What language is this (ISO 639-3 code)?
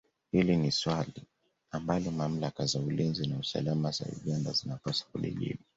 swa